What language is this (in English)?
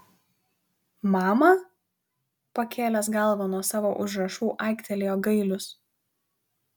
Lithuanian